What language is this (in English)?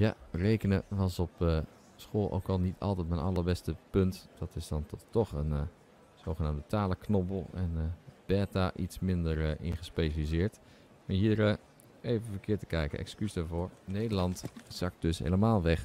Dutch